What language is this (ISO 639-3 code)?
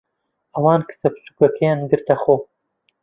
ckb